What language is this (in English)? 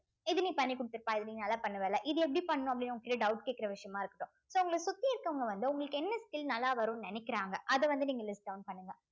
Tamil